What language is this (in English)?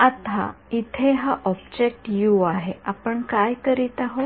Marathi